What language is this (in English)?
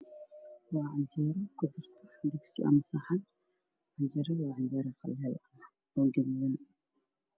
Somali